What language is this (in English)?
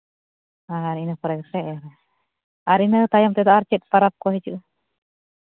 Santali